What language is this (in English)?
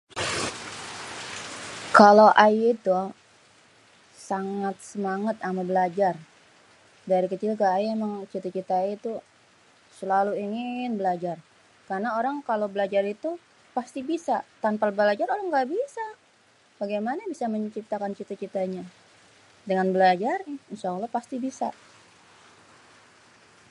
Betawi